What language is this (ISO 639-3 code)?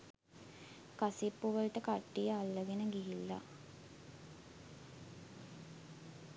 sin